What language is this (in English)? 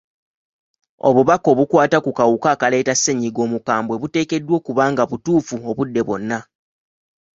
Ganda